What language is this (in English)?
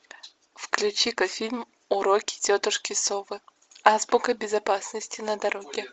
Russian